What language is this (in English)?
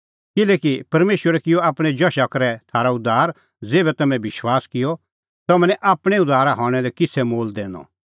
Kullu Pahari